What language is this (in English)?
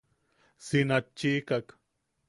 Yaqui